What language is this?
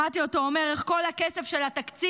Hebrew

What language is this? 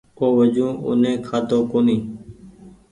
Goaria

